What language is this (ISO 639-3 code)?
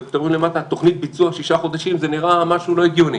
heb